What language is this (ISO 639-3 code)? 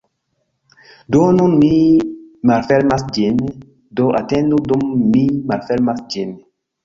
epo